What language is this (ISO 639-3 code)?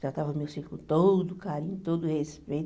por